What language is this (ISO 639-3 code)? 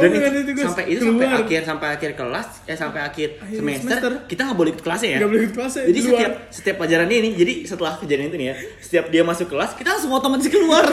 ind